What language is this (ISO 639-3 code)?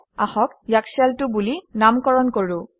asm